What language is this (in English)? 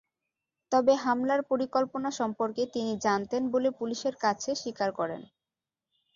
Bangla